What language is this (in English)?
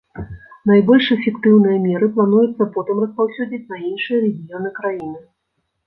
Belarusian